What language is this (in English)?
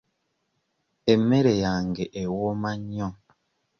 Ganda